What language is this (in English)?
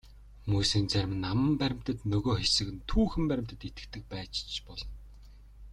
Mongolian